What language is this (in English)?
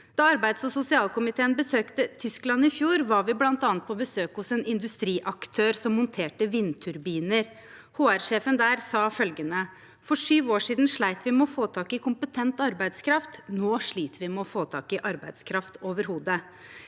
Norwegian